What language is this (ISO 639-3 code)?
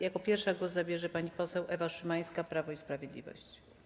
pol